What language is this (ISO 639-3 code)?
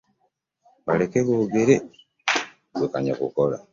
lug